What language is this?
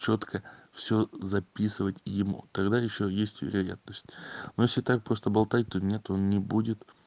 Russian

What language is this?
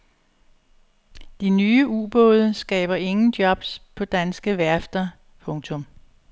Danish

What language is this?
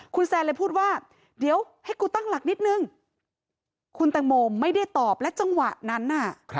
Thai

